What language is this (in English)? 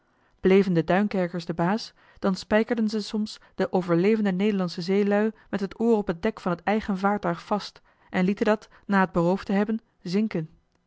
Dutch